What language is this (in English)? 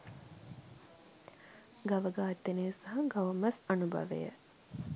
Sinhala